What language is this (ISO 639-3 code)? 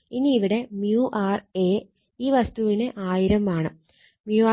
mal